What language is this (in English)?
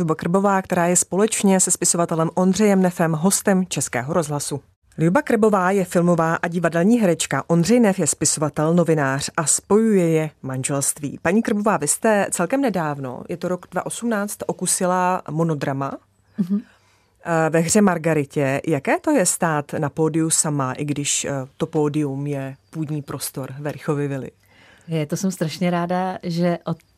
Czech